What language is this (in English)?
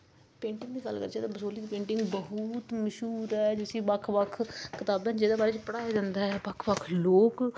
Dogri